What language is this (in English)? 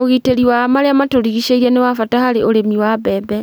Kikuyu